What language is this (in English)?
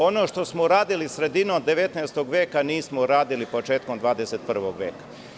Serbian